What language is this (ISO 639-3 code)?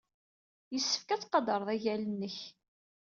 kab